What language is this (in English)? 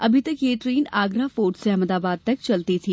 Hindi